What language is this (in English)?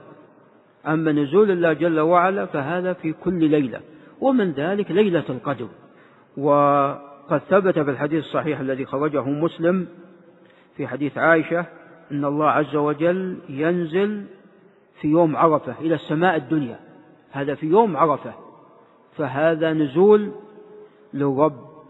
Arabic